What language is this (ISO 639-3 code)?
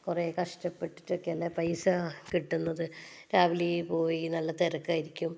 mal